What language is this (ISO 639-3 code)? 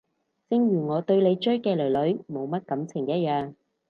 yue